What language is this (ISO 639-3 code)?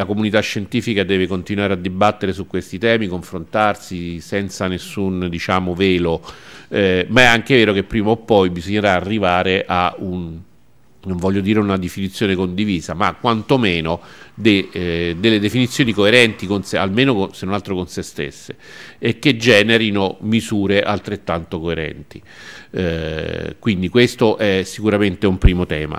ita